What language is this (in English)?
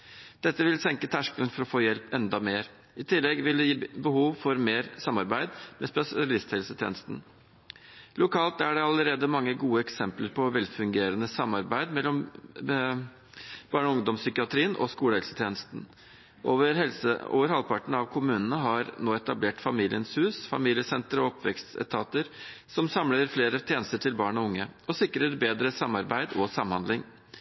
Norwegian Bokmål